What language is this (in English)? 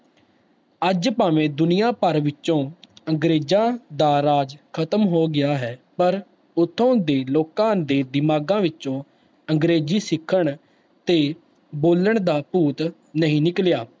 Punjabi